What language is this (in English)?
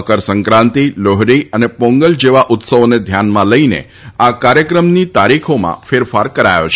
Gujarati